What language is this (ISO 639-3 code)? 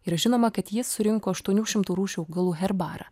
lit